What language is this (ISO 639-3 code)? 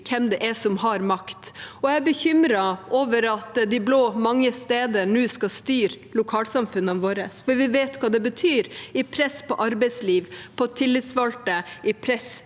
nor